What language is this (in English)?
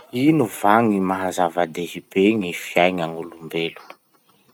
Masikoro Malagasy